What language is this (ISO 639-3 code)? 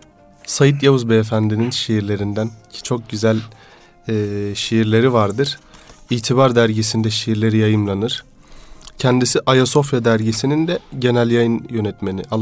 tur